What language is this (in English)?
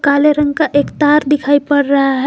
Hindi